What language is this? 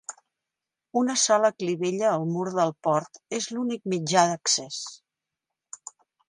Catalan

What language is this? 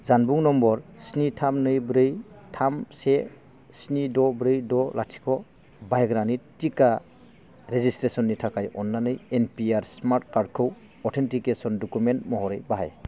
Bodo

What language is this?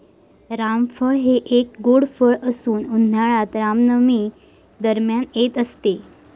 Marathi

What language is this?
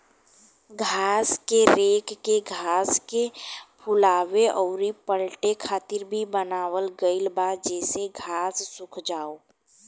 Bhojpuri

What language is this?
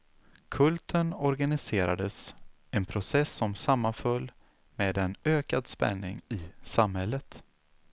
Swedish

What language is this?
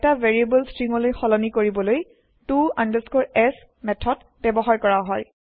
Assamese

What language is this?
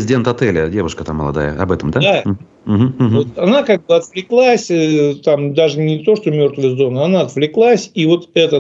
Russian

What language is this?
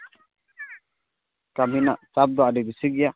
Santali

